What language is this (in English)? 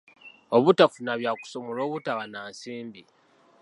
Ganda